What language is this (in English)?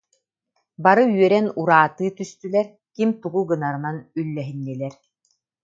Yakut